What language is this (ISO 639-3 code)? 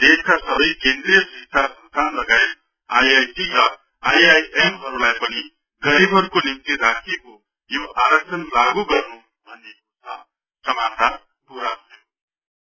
nep